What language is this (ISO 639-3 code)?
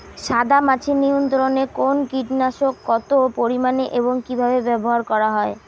ben